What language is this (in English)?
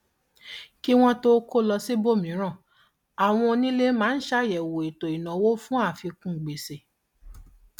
Yoruba